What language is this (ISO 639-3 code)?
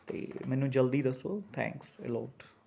pan